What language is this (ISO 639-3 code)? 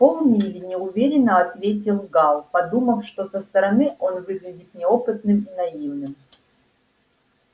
rus